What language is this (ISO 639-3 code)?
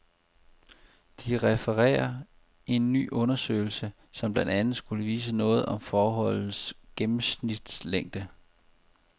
dan